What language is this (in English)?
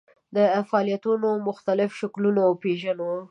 Pashto